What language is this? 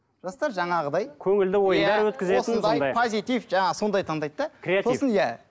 Kazakh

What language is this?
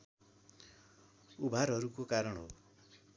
Nepali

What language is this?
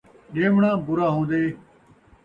Saraiki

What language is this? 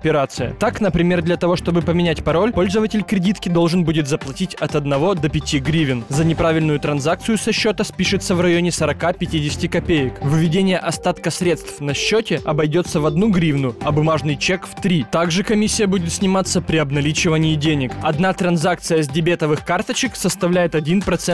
Russian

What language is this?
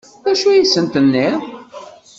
Kabyle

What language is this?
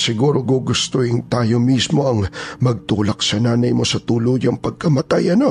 Filipino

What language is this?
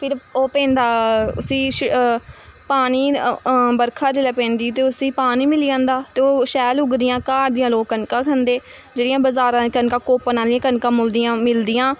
Dogri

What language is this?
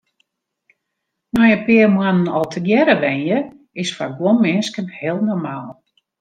Western Frisian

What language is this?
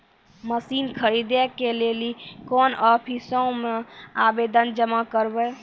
Maithili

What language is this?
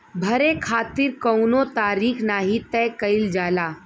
Bhojpuri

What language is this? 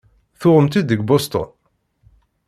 Kabyle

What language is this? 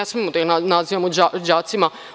Serbian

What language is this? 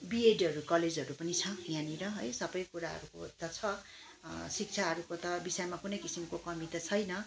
Nepali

